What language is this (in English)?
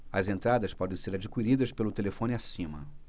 Portuguese